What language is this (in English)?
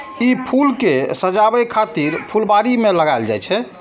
Maithili